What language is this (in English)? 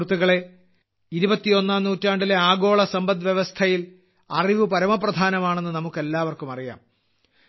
Malayalam